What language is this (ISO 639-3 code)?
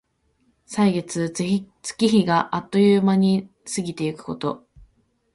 jpn